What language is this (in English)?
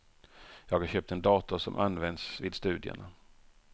Swedish